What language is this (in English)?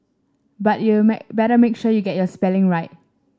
English